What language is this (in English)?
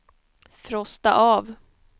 Swedish